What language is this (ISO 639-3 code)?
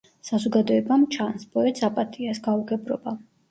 kat